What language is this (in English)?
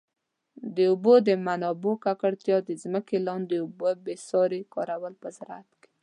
Pashto